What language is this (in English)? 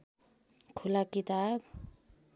Nepali